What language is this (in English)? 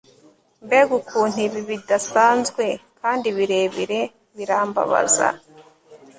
Kinyarwanda